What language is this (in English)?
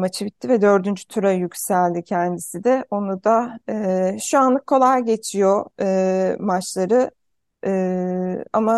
Turkish